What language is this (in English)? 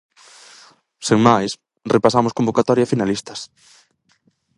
Galician